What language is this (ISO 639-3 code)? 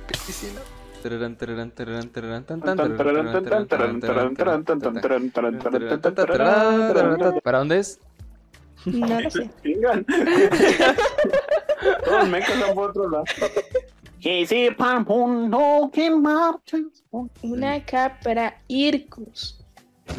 spa